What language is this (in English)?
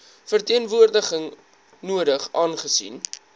Afrikaans